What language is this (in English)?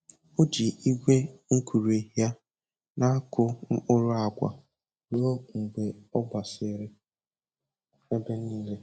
Igbo